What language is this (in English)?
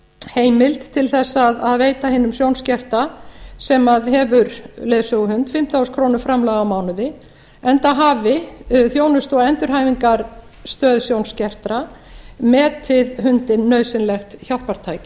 Icelandic